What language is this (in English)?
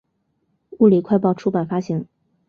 Chinese